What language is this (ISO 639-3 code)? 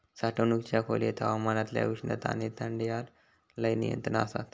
mar